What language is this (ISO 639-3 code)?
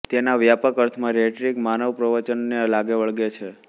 guj